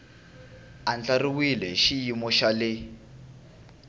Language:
Tsonga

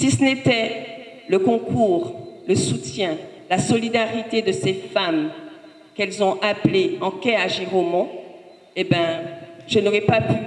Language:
French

